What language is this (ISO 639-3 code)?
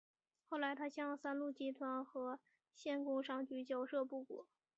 zho